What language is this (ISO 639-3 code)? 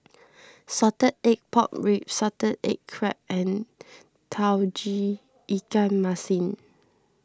eng